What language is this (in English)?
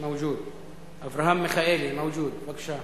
Hebrew